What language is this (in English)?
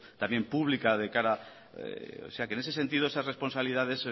Spanish